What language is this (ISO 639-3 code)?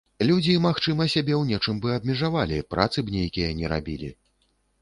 bel